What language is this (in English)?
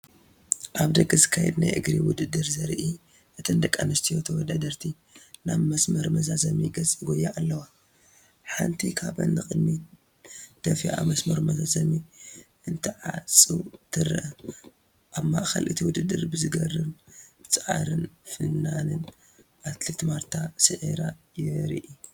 Tigrinya